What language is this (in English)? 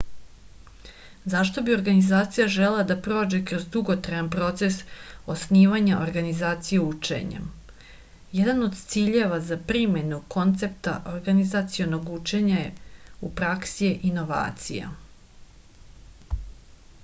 Serbian